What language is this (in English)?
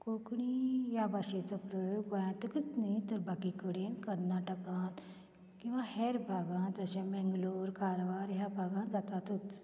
Konkani